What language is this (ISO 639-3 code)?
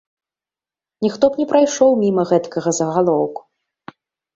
bel